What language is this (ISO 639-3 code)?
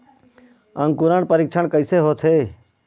hne